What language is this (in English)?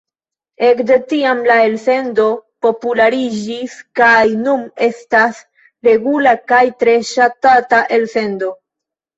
Esperanto